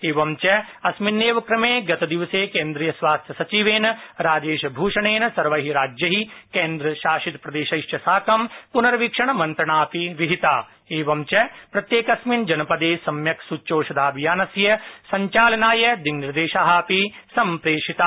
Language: Sanskrit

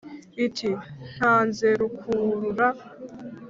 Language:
Kinyarwanda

